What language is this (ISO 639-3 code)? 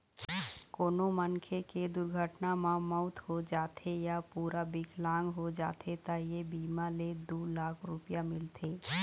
hne